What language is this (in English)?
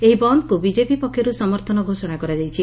Odia